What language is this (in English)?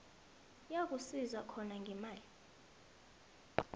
South Ndebele